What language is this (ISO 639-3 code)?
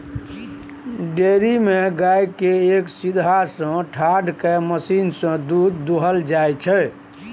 mai